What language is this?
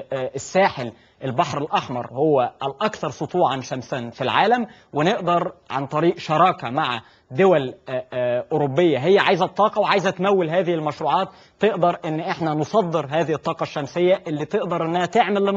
Arabic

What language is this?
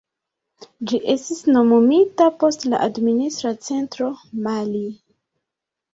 Esperanto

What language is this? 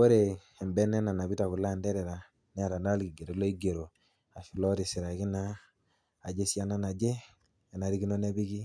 Masai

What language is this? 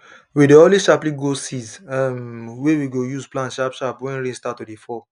Nigerian Pidgin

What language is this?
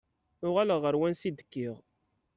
Kabyle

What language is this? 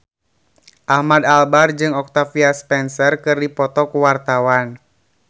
Sundanese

